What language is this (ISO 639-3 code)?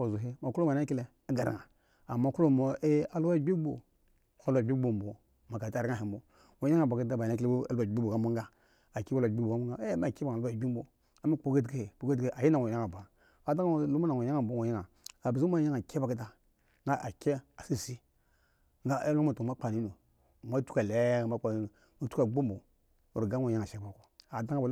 ego